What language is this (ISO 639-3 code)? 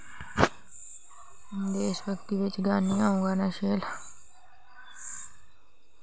doi